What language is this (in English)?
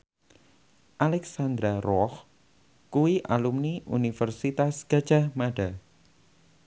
Javanese